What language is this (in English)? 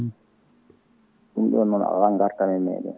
Fula